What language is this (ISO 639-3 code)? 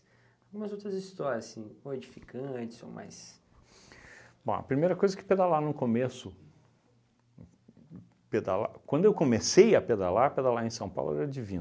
por